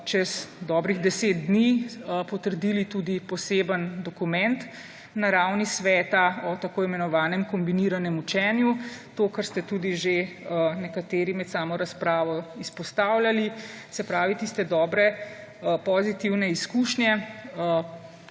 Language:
Slovenian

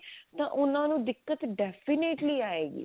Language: Punjabi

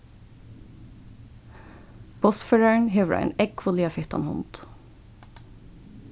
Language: Faroese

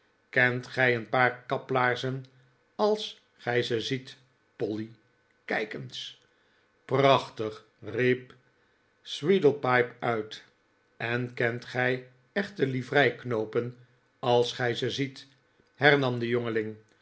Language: Dutch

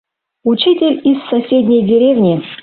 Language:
Mari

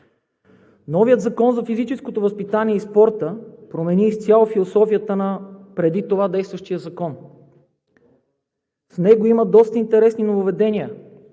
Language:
Bulgarian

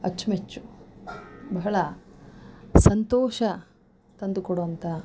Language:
Kannada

